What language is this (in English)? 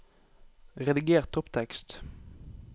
Norwegian